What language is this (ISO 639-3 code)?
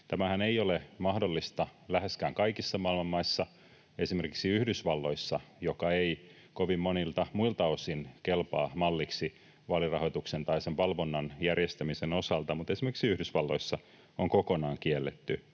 fin